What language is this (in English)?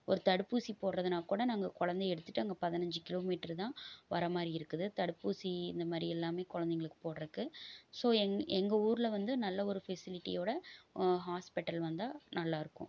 Tamil